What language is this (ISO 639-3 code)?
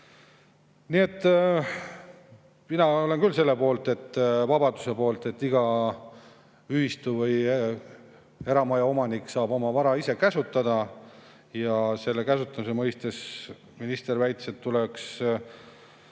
est